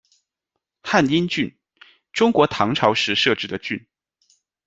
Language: Chinese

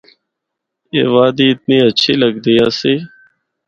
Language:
Northern Hindko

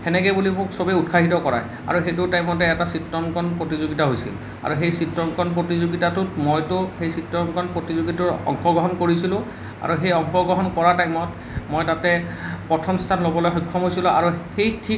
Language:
Assamese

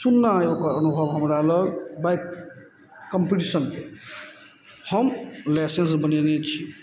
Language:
Maithili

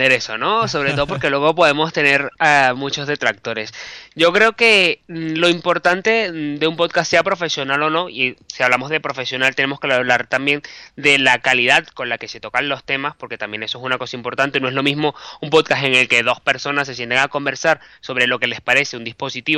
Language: Spanish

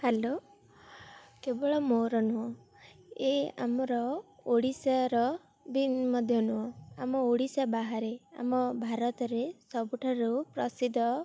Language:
Odia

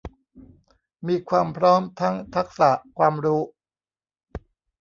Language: Thai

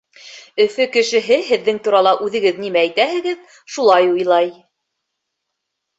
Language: Bashkir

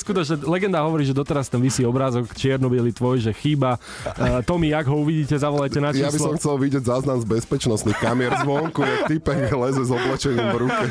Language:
Slovak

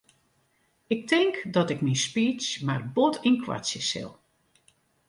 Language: Western Frisian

